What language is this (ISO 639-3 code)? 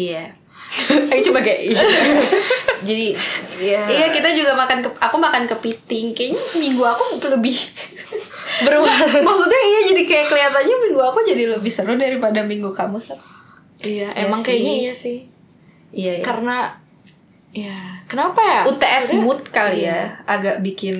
ind